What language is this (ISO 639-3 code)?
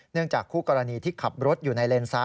tha